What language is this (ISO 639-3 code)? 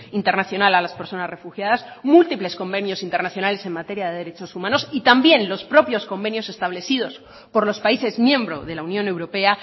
spa